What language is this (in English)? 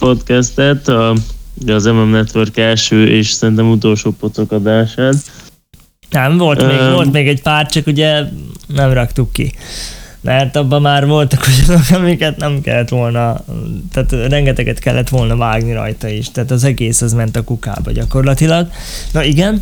Hungarian